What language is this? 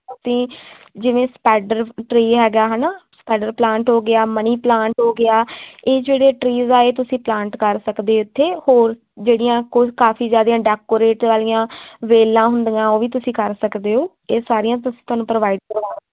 Punjabi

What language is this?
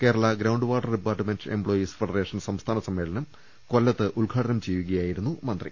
Malayalam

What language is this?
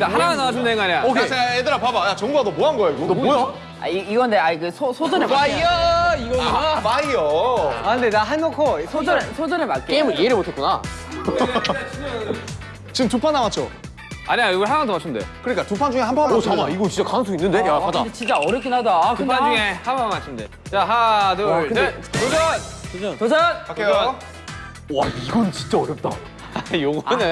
Korean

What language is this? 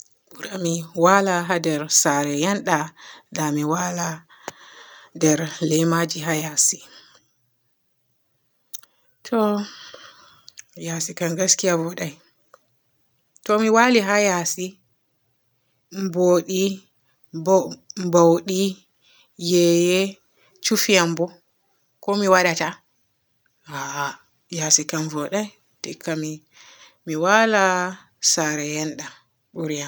Borgu Fulfulde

